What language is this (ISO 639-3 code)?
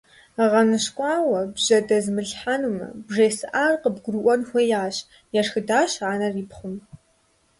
kbd